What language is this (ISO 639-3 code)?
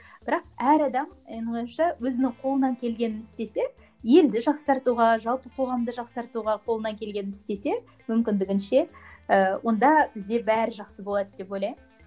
kaz